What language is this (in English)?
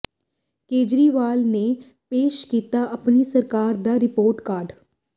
Punjabi